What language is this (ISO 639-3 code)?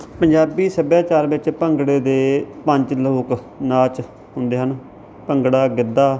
pan